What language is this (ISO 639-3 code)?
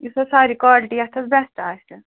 kas